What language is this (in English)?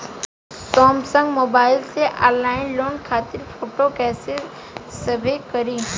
Bhojpuri